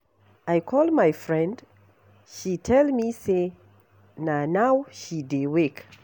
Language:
Nigerian Pidgin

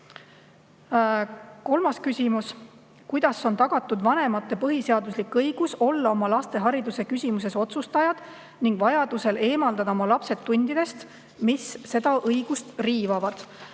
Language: Estonian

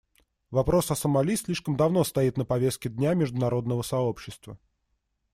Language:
Russian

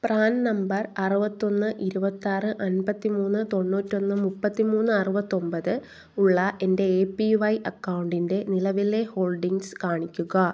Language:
Malayalam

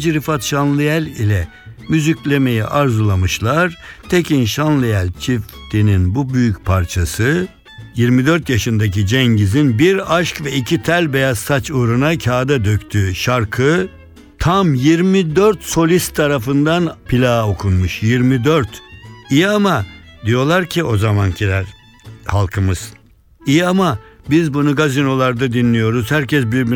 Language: Turkish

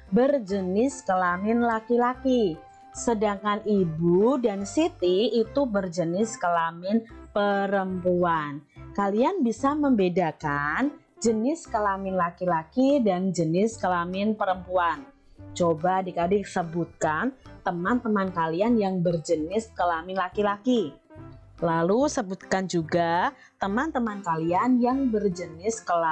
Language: Indonesian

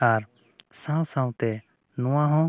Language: Santali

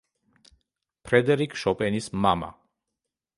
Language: Georgian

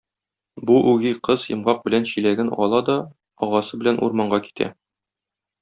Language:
Tatar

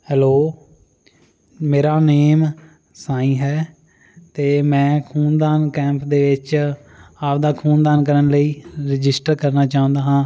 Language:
Punjabi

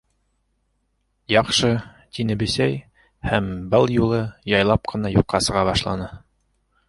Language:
Bashkir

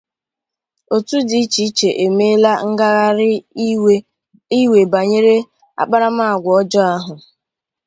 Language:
Igbo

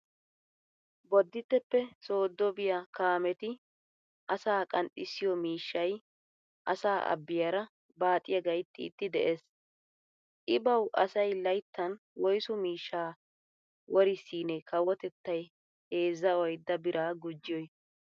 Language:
Wolaytta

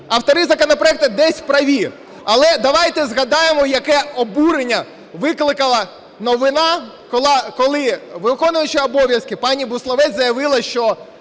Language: Ukrainian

